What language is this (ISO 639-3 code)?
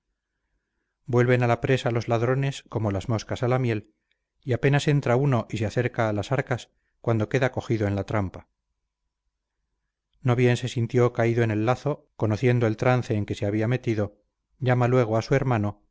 spa